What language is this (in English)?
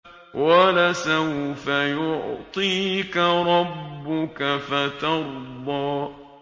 Arabic